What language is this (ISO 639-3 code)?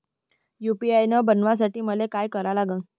mar